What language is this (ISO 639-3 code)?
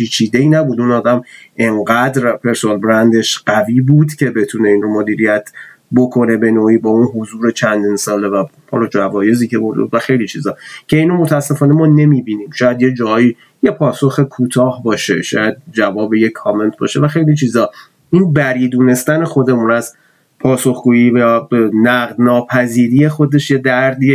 fas